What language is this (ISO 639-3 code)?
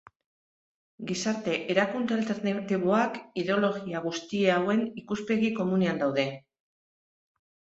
eus